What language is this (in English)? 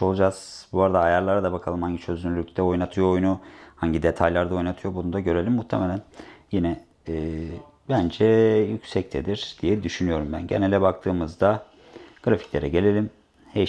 Turkish